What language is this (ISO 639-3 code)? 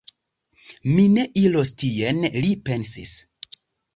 epo